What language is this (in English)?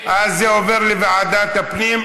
Hebrew